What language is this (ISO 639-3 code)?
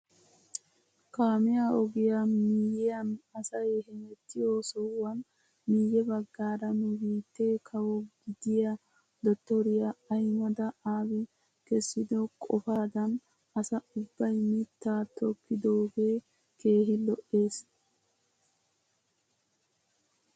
wal